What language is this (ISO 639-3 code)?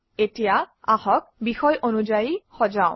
asm